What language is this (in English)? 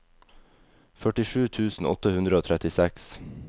Norwegian